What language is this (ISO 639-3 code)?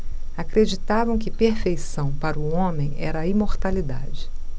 por